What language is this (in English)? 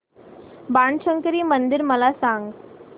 Marathi